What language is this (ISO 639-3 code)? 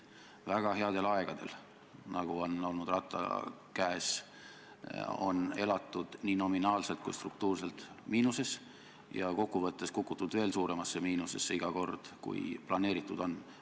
est